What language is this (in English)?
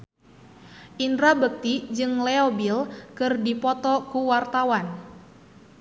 Sundanese